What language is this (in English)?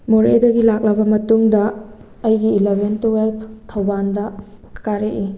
Manipuri